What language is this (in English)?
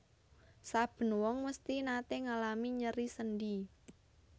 Javanese